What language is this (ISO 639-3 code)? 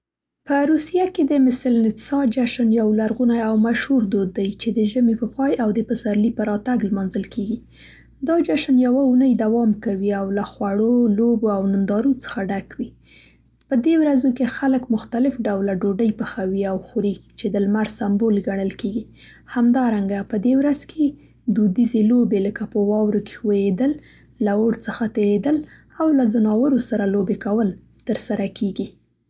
pst